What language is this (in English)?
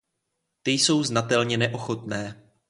Czech